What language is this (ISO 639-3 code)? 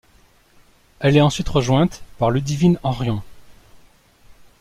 fra